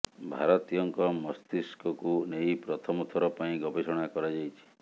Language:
Odia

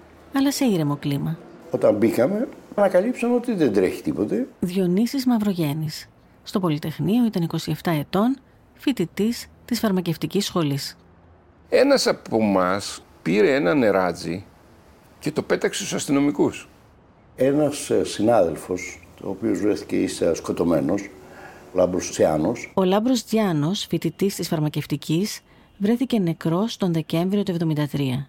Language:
Greek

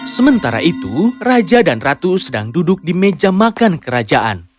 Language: Indonesian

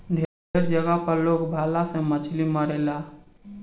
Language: Bhojpuri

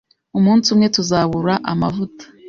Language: Kinyarwanda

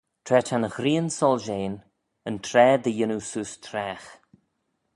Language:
Manx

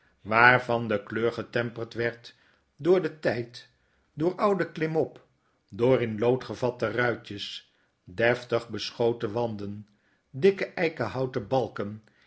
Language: Dutch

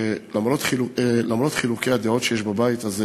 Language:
Hebrew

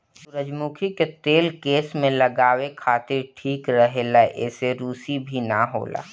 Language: Bhojpuri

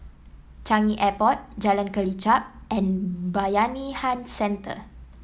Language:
English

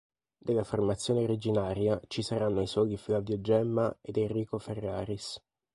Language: Italian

